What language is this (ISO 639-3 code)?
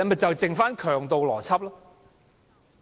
yue